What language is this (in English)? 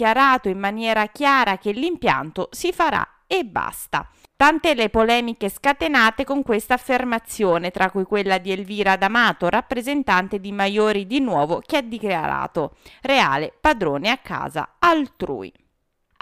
Italian